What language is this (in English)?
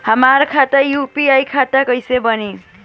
Bhojpuri